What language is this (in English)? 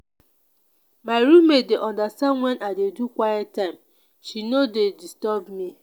Nigerian Pidgin